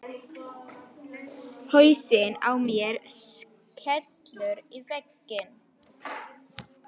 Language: Icelandic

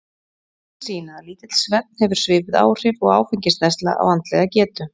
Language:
Icelandic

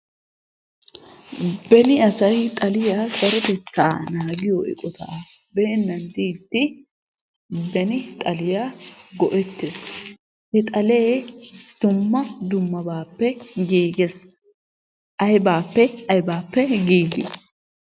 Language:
Wolaytta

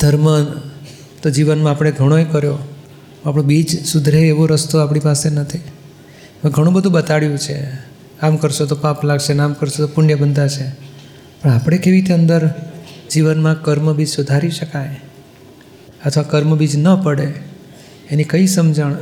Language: Gujarati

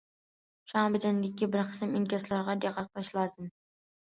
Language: Uyghur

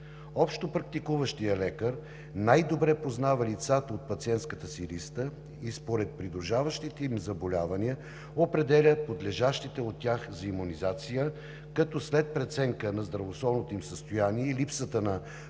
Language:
Bulgarian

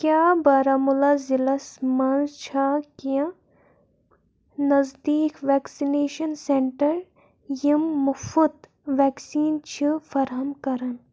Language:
Kashmiri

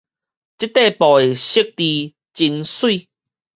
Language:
Min Nan Chinese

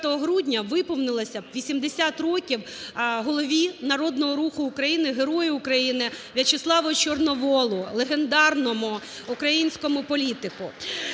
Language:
Ukrainian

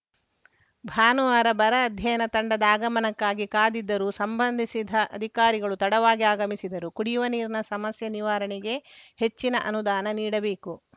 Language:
Kannada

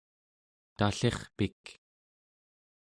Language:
Central Yupik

